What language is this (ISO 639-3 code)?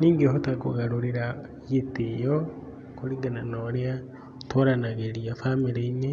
kik